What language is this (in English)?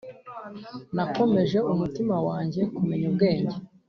Kinyarwanda